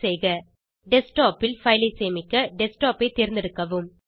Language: Tamil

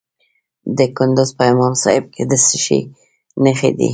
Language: Pashto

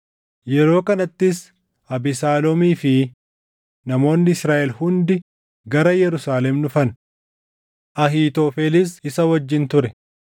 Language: Oromo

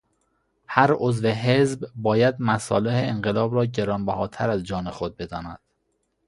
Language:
Persian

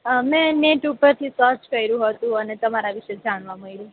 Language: Gujarati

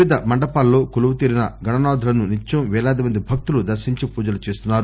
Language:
Telugu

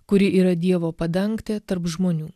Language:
Lithuanian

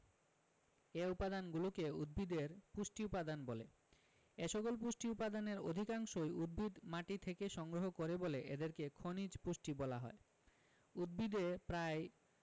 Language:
Bangla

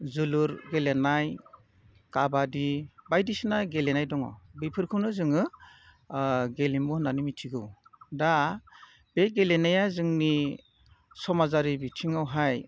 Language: Bodo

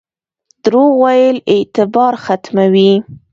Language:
Pashto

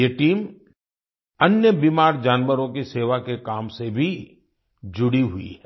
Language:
Hindi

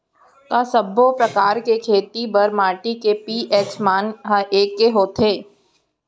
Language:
Chhattisgarhi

